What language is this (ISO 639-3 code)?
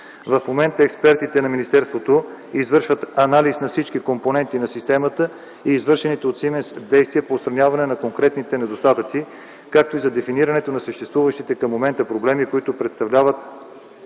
bul